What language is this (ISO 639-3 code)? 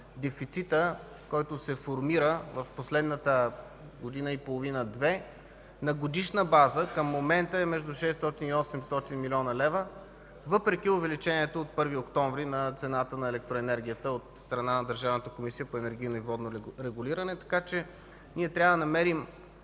bul